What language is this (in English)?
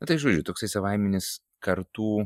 Lithuanian